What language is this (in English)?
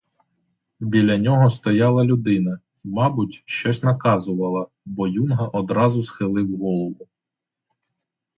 Ukrainian